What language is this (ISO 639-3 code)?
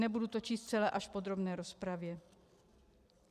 ces